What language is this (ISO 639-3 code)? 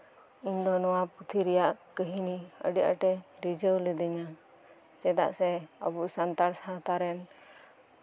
sat